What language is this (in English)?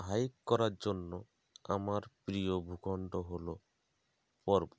Bangla